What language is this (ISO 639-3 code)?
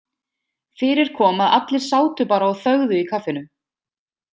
isl